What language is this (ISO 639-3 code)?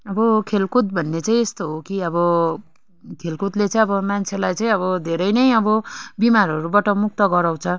nep